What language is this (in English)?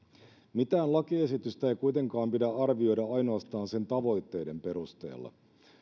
Finnish